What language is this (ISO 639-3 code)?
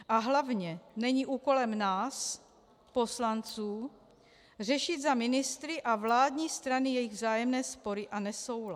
ces